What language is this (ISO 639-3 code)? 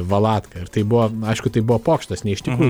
lit